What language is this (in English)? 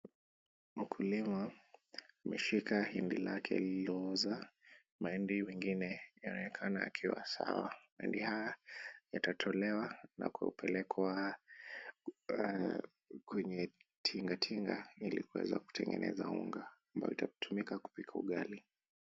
Swahili